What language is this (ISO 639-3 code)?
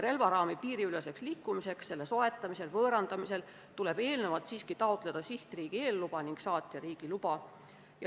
est